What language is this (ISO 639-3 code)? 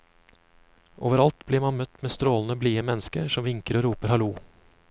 nor